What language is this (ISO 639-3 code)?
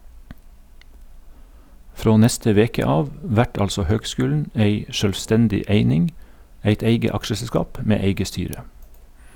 nor